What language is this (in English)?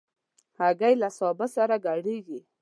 Pashto